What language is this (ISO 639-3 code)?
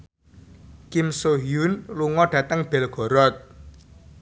jav